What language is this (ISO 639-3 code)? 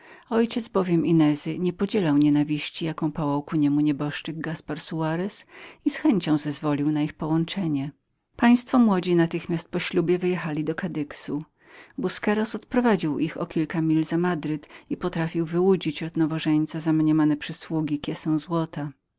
pol